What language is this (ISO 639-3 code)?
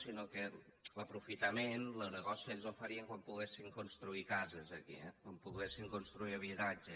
cat